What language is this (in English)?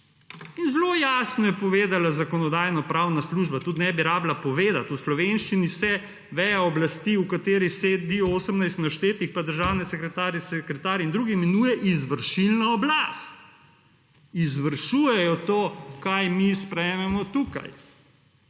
Slovenian